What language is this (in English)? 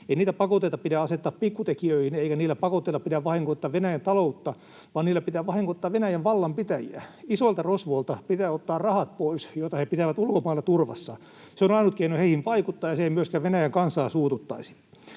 Finnish